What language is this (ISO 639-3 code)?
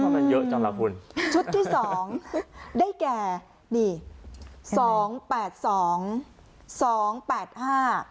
tha